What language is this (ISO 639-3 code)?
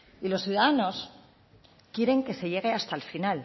spa